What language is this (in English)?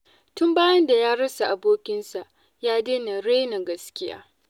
Hausa